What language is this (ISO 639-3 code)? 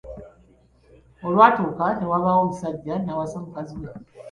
lug